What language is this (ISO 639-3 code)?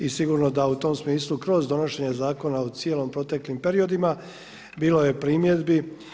hrv